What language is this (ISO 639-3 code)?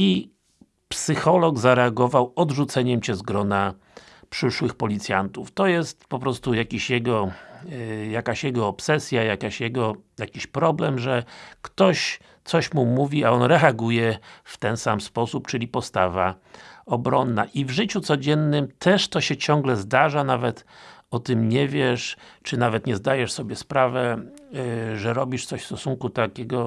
pol